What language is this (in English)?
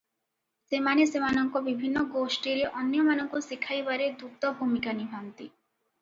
Odia